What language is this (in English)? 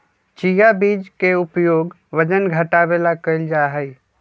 Magahi